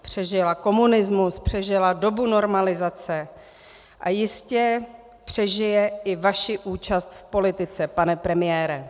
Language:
Czech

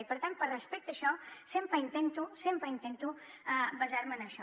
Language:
Catalan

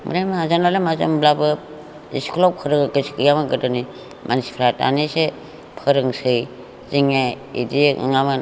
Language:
Bodo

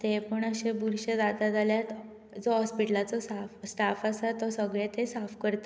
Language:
Konkani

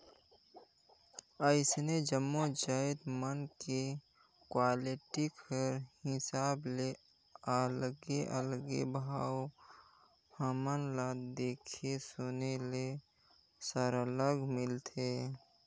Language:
Chhattisgarhi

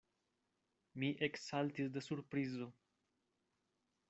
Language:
Esperanto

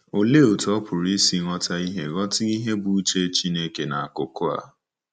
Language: Igbo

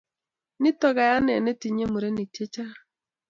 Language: Kalenjin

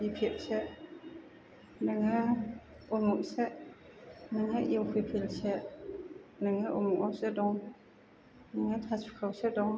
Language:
Bodo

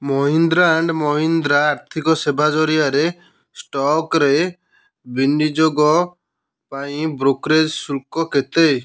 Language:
Odia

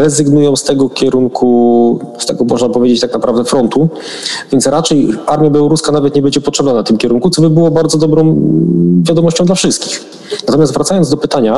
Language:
Polish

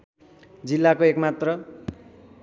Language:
Nepali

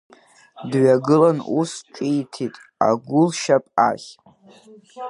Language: Abkhazian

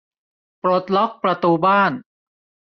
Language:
Thai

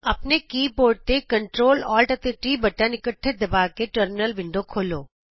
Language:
Punjabi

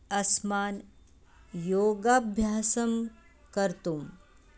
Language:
Sanskrit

